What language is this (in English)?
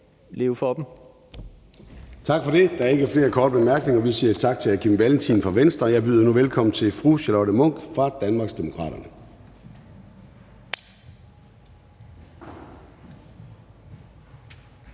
Danish